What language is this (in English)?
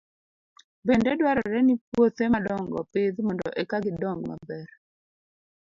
Luo (Kenya and Tanzania)